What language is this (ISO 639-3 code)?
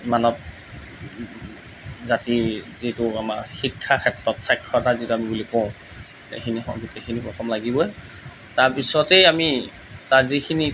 asm